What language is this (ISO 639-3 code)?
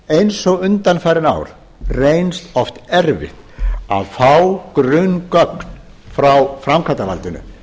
isl